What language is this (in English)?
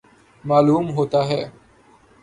Urdu